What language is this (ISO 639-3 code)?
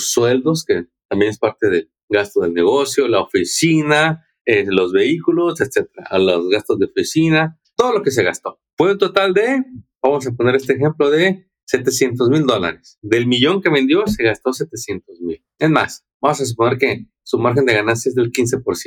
spa